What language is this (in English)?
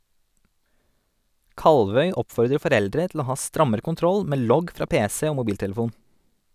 Norwegian